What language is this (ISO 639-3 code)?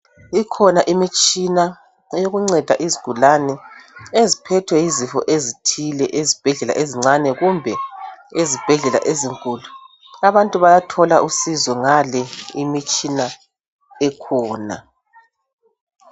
nde